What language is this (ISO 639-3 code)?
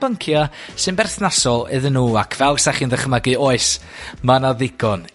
cym